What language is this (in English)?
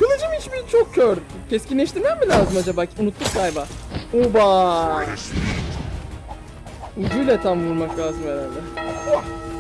Turkish